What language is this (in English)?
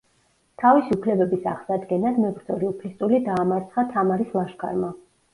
Georgian